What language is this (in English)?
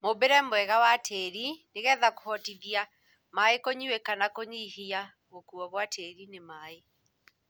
Kikuyu